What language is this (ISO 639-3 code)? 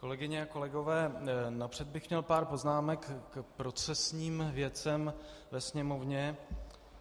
ces